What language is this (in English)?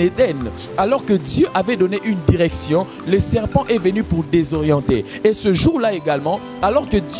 French